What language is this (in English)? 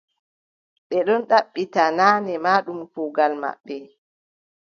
Adamawa Fulfulde